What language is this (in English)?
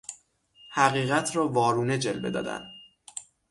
Persian